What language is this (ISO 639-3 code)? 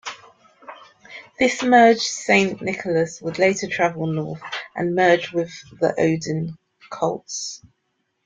eng